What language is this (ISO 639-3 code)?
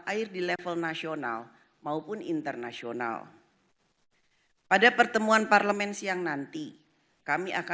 ind